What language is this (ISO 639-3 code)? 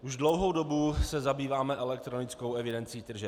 ces